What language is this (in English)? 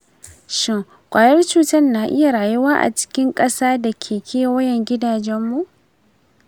Hausa